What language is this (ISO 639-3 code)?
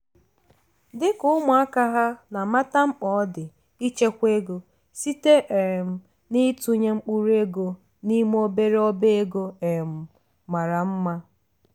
ibo